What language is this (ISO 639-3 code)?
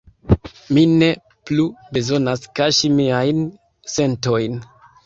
epo